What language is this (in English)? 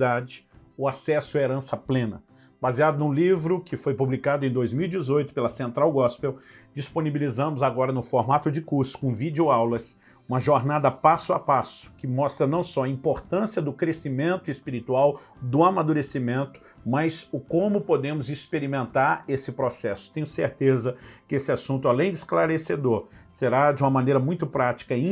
Portuguese